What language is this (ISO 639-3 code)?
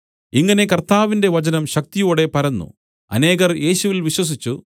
mal